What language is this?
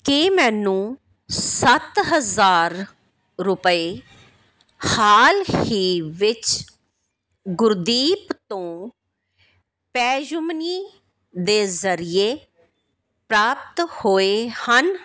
Punjabi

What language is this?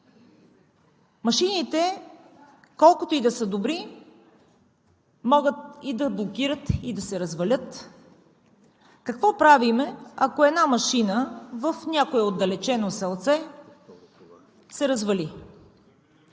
Bulgarian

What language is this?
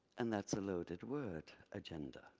English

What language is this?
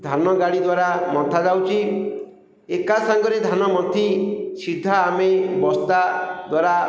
Odia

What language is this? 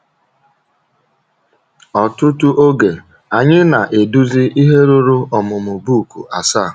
Igbo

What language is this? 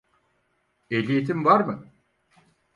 Turkish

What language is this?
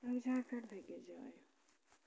Kashmiri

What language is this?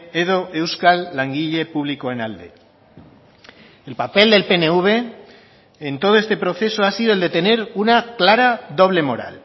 Spanish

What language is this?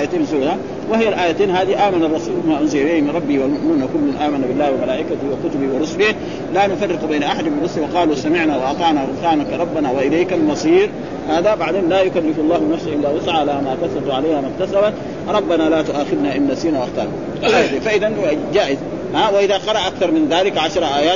Arabic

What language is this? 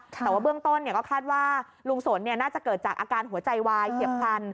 Thai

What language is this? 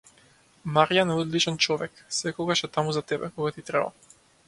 Macedonian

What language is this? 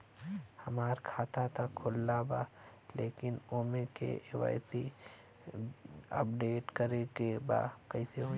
Bhojpuri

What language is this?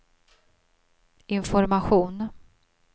Swedish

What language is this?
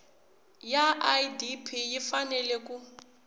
Tsonga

